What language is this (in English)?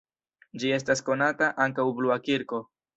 Esperanto